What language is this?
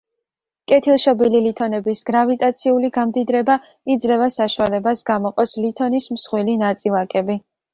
Georgian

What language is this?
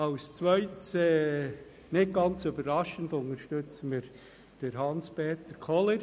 Swiss German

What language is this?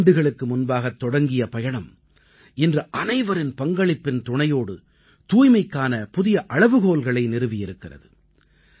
Tamil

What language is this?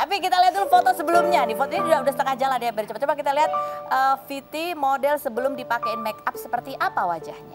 Indonesian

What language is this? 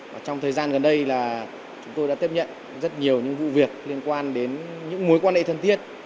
Vietnamese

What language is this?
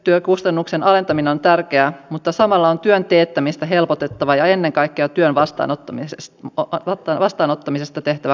Finnish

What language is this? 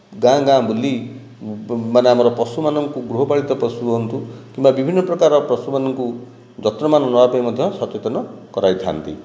Odia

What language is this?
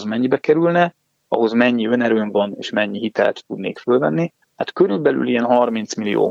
Hungarian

